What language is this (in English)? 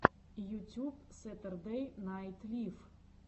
Russian